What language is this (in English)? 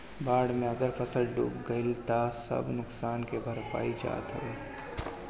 Bhojpuri